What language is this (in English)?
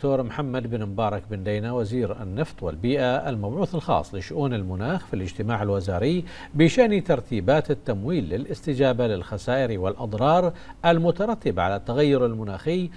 Arabic